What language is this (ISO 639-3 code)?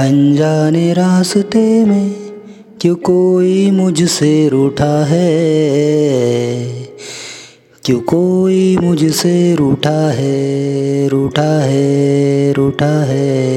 hin